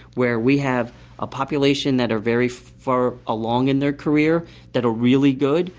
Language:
English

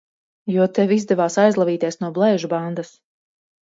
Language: Latvian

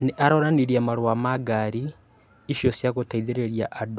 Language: Kikuyu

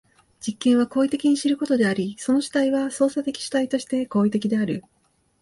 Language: Japanese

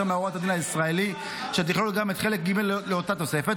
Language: Hebrew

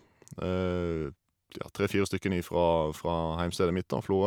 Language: Norwegian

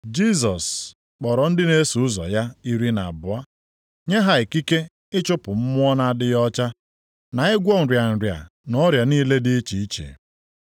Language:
Igbo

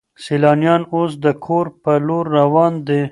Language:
Pashto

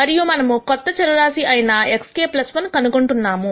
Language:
Telugu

